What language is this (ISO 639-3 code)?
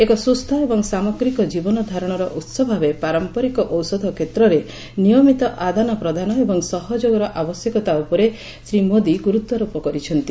ori